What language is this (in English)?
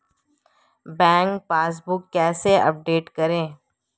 Hindi